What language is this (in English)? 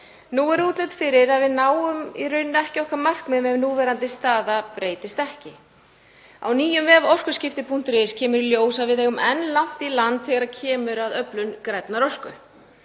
Icelandic